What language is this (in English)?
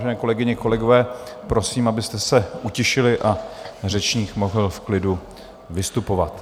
Czech